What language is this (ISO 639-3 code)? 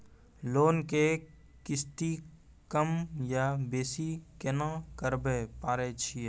mai